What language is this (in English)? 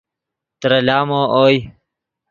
Yidgha